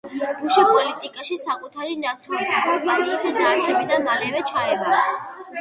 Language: Georgian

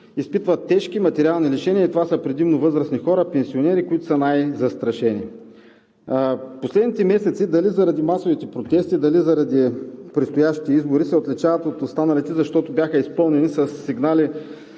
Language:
Bulgarian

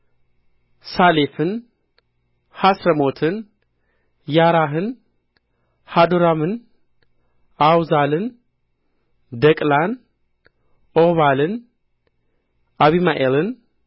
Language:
Amharic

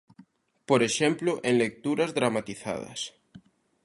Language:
Galician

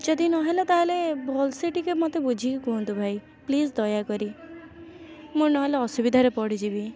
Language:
Odia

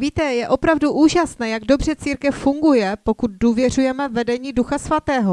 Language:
Czech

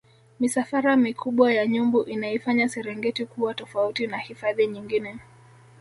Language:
Swahili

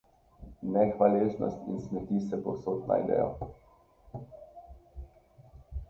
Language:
Slovenian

